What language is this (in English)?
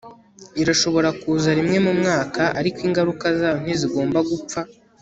Kinyarwanda